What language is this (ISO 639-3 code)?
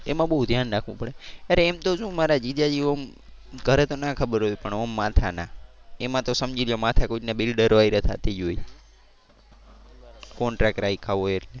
guj